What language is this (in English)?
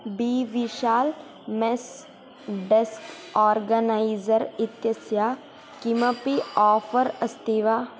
Sanskrit